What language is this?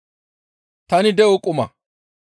Gamo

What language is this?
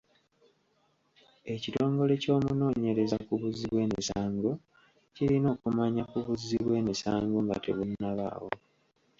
Ganda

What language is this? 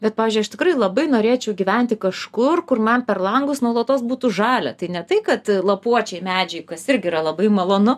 Lithuanian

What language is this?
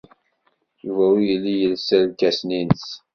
Kabyle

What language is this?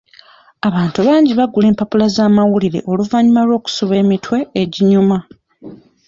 Ganda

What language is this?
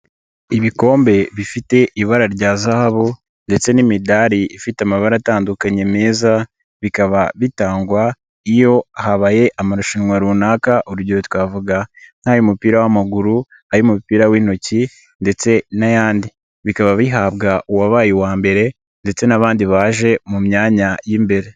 Kinyarwanda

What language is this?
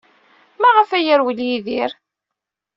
Kabyle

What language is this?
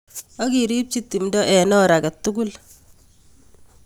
Kalenjin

